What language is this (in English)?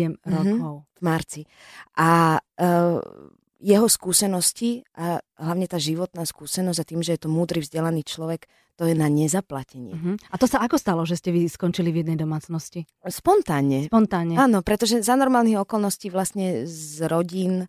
Slovak